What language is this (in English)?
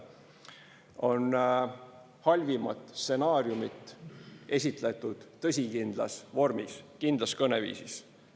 Estonian